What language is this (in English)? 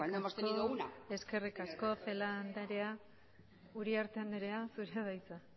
Basque